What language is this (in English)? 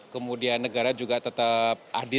Indonesian